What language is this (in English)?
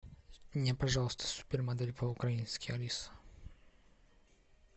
Russian